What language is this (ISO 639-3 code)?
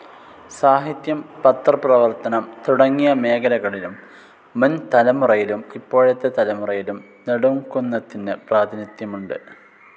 mal